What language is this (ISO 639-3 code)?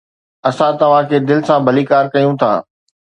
snd